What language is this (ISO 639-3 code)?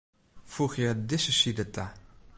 fry